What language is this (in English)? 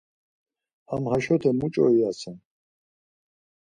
Laz